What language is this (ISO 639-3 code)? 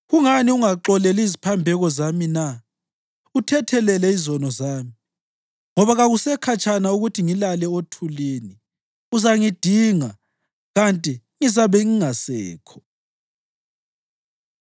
nde